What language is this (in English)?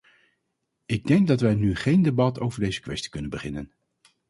Dutch